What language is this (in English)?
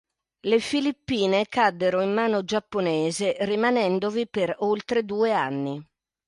Italian